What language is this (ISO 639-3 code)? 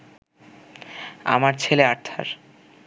ben